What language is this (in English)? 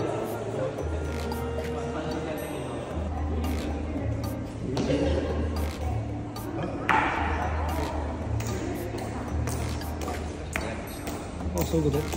Japanese